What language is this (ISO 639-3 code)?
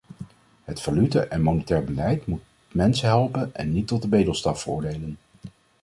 nld